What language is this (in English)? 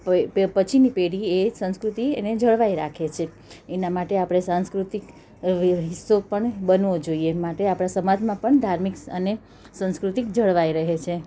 Gujarati